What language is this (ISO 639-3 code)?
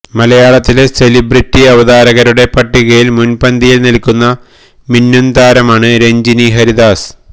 mal